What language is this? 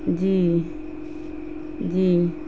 Urdu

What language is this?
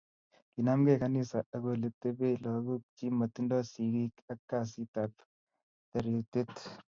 Kalenjin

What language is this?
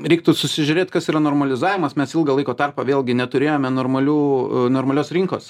Lithuanian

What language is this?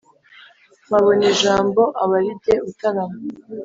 Kinyarwanda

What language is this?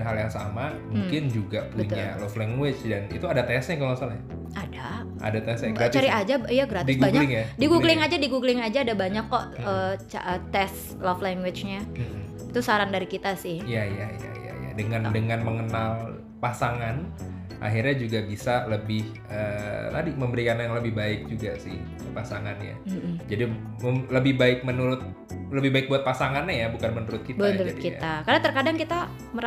Indonesian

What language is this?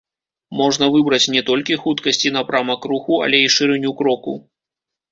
Belarusian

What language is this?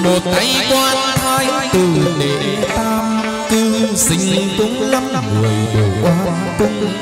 Vietnamese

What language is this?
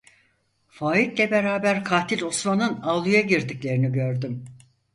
Turkish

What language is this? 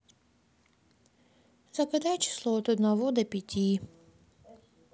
Russian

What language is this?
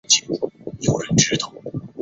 Chinese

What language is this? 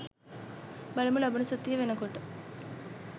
Sinhala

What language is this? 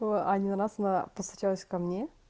Russian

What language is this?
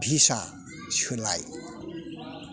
Bodo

